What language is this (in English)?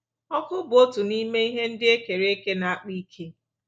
Igbo